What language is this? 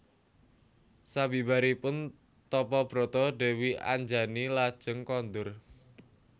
Javanese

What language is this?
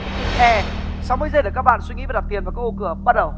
Vietnamese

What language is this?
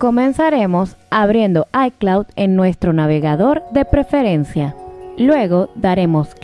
Spanish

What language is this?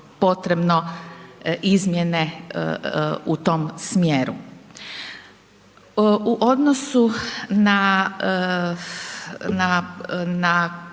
Croatian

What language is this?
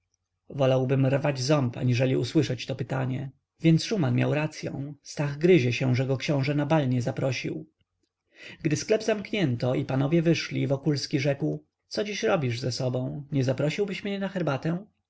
Polish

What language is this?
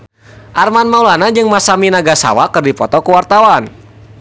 Sundanese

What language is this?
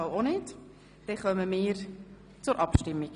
Swiss German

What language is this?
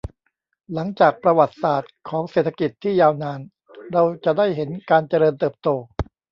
Thai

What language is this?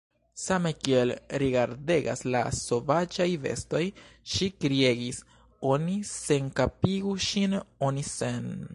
Esperanto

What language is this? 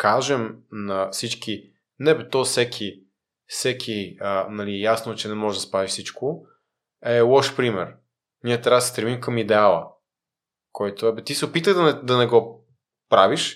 Bulgarian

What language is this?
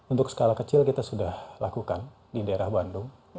Indonesian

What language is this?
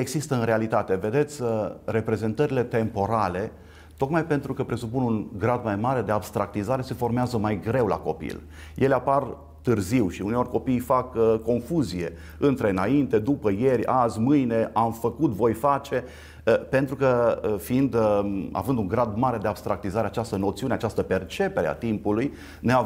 Romanian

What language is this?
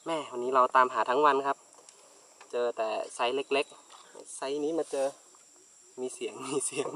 Thai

